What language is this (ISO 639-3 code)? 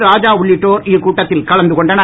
tam